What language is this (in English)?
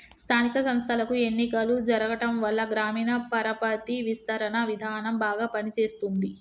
Telugu